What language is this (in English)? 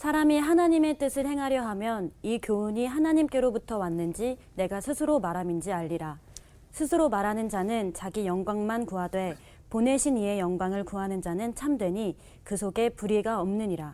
Korean